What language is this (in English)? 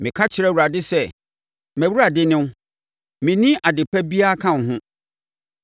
Akan